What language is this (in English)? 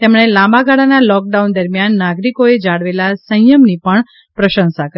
Gujarati